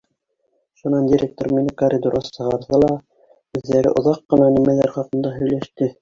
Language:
Bashkir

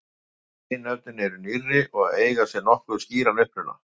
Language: Icelandic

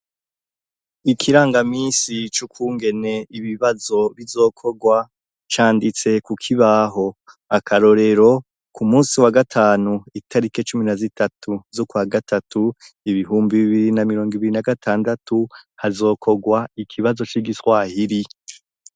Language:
Rundi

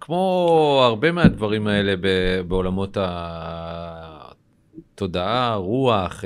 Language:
Hebrew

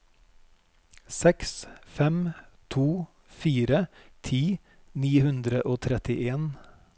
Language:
Norwegian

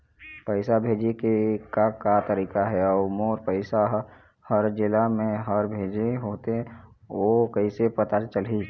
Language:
Chhattisgarhi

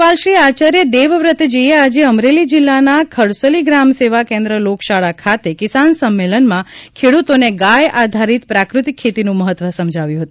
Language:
Gujarati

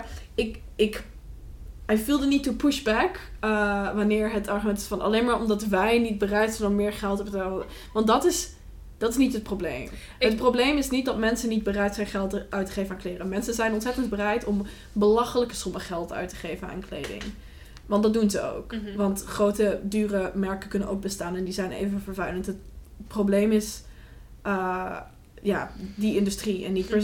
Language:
Dutch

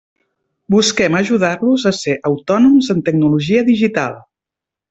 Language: Catalan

